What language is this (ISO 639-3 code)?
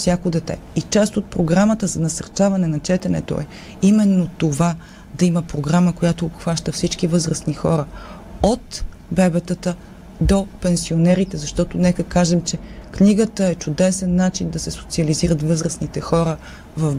bul